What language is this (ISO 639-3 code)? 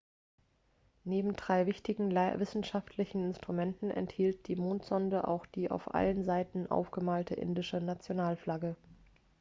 deu